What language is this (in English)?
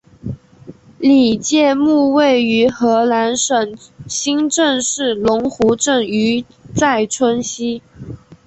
Chinese